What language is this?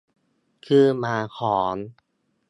Thai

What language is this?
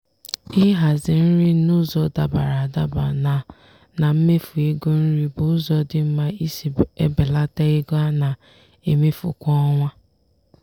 Igbo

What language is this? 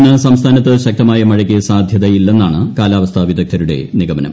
Malayalam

